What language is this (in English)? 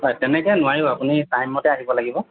Assamese